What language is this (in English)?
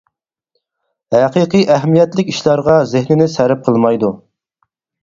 Uyghur